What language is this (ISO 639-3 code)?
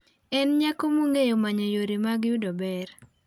luo